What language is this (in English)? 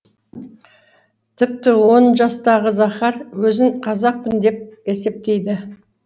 Kazakh